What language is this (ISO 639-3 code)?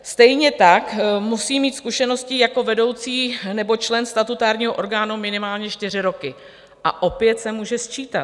ces